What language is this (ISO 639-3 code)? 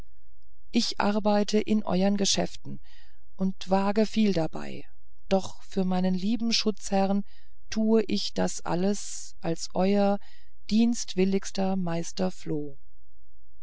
deu